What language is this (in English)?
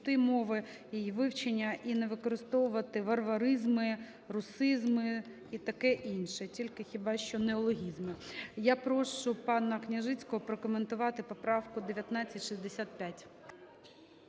Ukrainian